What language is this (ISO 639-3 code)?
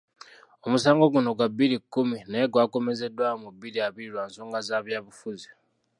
lug